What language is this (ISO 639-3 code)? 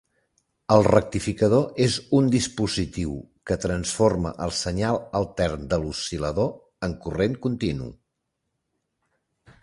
cat